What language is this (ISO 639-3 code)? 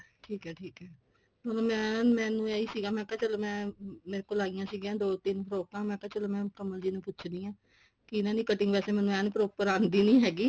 pan